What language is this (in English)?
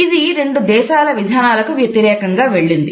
Telugu